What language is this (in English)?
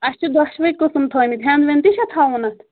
Kashmiri